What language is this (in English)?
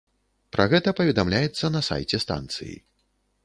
Belarusian